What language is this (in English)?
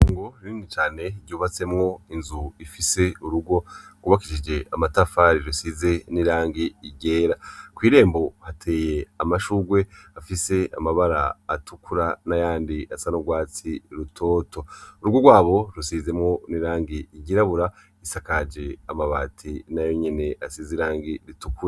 Rundi